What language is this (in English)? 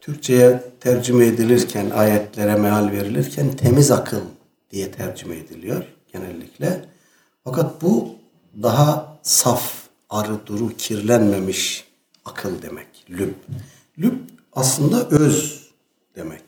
Turkish